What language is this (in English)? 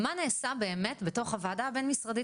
Hebrew